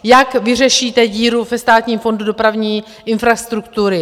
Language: Czech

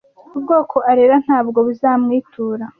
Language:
Kinyarwanda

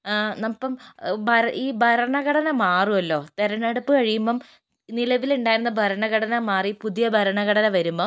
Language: Malayalam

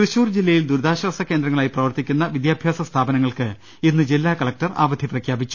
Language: Malayalam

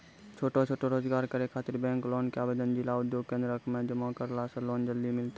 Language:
Maithili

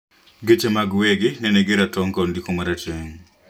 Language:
Luo (Kenya and Tanzania)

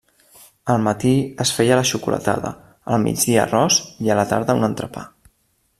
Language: Catalan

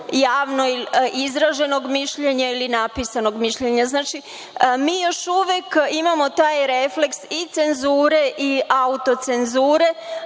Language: Serbian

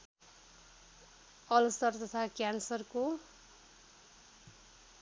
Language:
Nepali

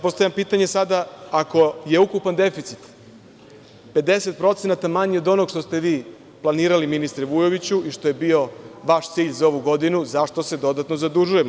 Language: Serbian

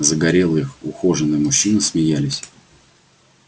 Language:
Russian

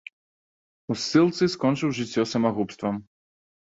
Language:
Belarusian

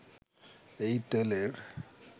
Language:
Bangla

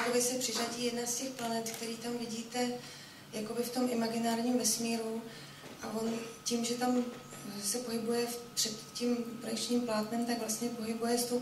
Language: Czech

